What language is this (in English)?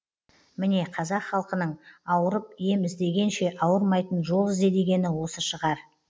Kazakh